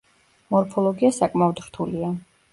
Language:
Georgian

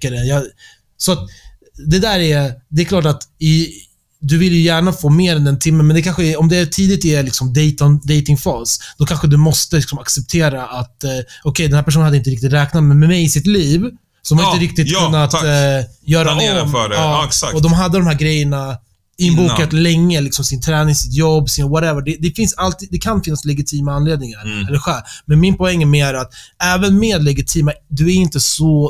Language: Swedish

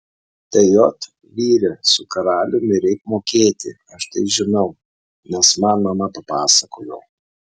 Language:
Lithuanian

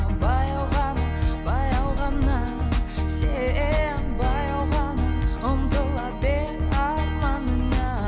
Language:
Kazakh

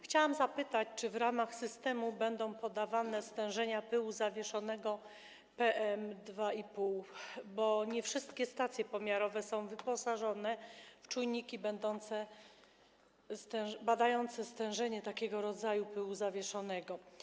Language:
Polish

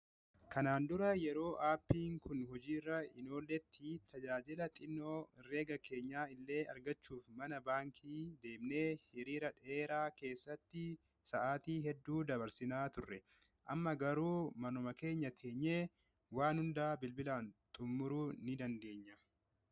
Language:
Oromo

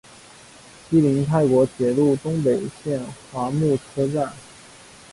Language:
Chinese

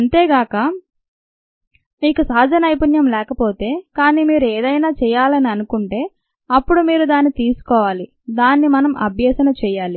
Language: Telugu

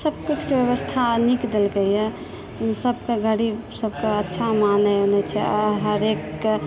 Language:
Maithili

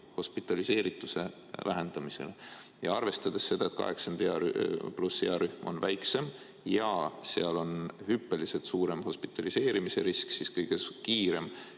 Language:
Estonian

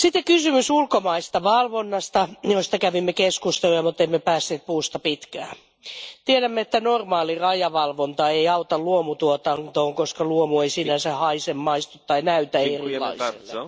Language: Finnish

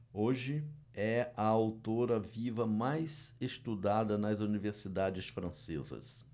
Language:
Portuguese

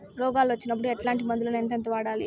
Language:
Telugu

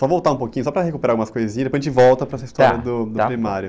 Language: Portuguese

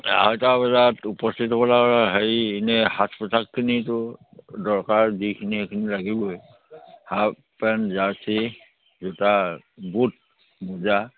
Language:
Assamese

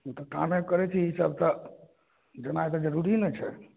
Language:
Maithili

